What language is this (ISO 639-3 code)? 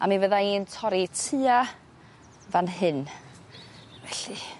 cym